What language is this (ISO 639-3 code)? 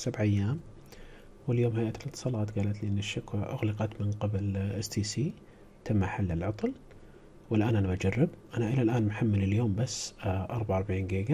ara